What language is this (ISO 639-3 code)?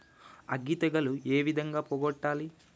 tel